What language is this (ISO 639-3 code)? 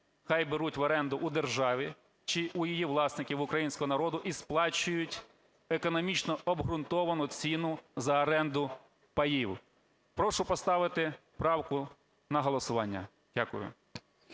ukr